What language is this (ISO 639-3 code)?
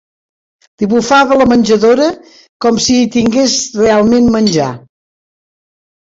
cat